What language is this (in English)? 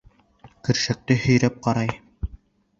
Bashkir